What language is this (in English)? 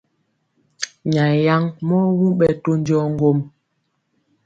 Mpiemo